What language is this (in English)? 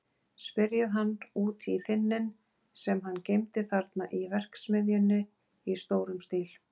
Icelandic